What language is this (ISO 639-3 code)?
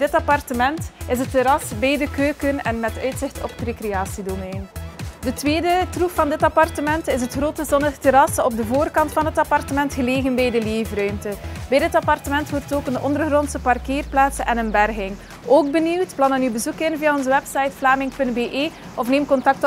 nld